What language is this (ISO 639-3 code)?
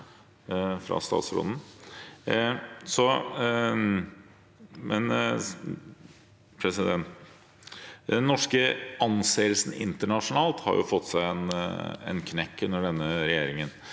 nor